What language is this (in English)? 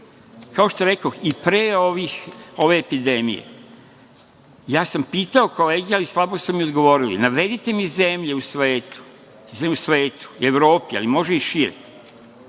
Serbian